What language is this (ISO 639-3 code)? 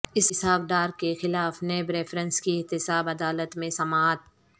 urd